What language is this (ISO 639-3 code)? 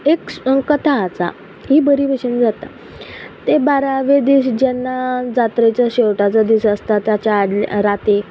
kok